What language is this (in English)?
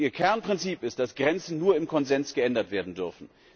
German